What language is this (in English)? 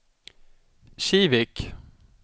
Swedish